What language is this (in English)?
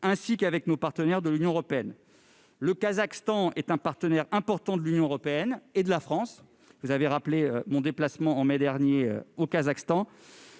French